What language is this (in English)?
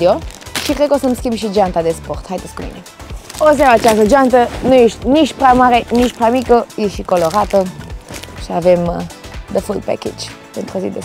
Romanian